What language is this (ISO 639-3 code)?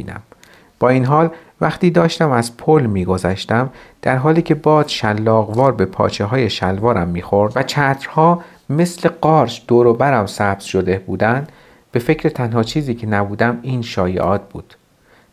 fas